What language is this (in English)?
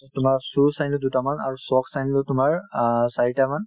Assamese